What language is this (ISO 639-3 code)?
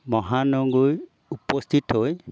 asm